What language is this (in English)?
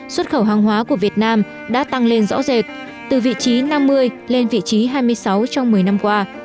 Vietnamese